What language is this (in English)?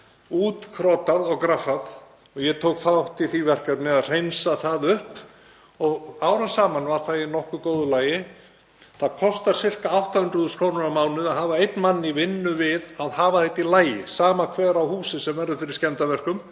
Icelandic